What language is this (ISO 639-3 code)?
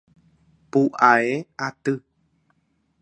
grn